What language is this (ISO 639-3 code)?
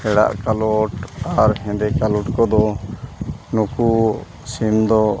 sat